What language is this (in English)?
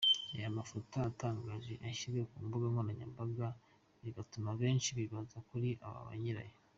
Kinyarwanda